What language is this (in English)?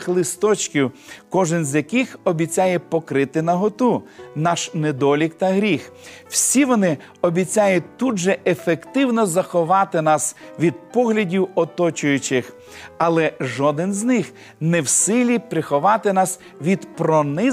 Ukrainian